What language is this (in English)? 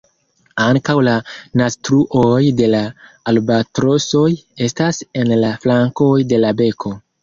Esperanto